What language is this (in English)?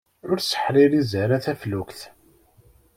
Kabyle